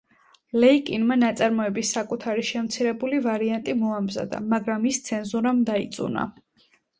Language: Georgian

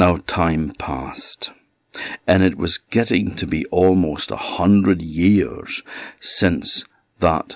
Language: English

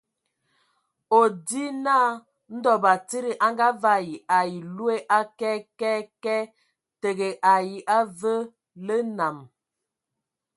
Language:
Ewondo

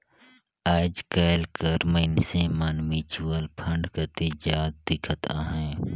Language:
Chhattisgarhi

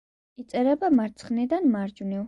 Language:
Georgian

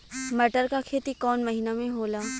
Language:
Bhojpuri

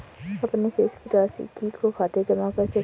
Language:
Hindi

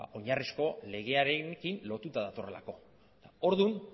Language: Basque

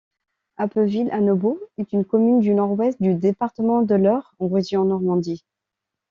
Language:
French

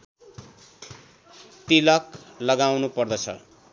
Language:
Nepali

